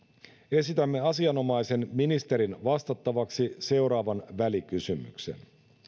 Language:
Finnish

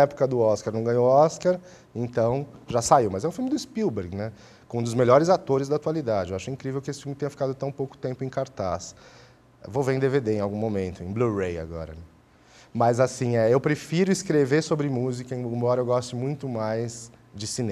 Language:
Portuguese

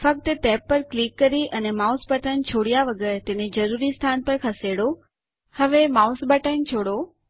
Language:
Gujarati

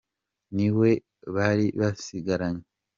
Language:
Kinyarwanda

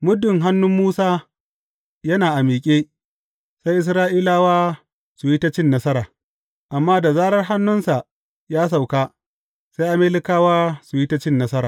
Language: Hausa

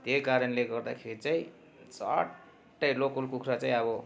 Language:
Nepali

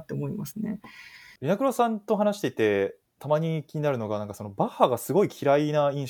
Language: Japanese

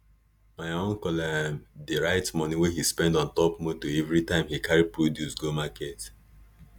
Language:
Nigerian Pidgin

